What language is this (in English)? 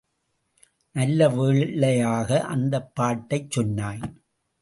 Tamil